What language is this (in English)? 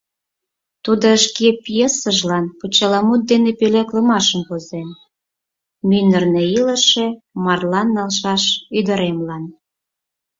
Mari